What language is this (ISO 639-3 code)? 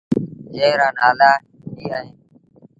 sbn